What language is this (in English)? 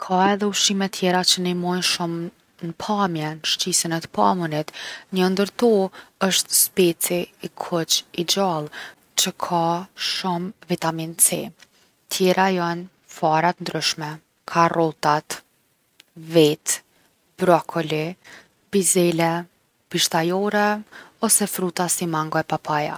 Gheg Albanian